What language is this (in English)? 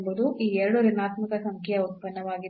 Kannada